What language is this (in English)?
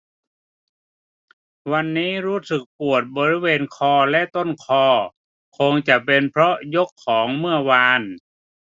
Thai